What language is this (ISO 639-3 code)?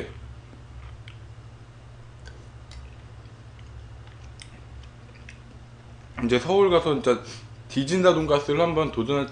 kor